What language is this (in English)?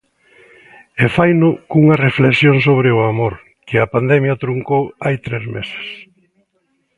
Galician